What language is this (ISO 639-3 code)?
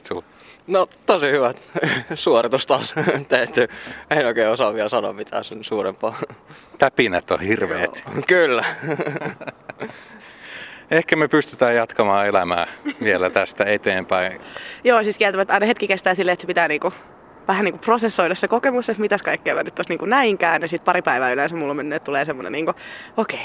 fin